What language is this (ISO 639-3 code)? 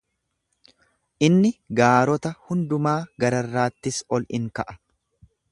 orm